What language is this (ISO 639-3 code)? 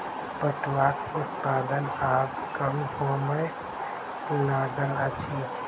mai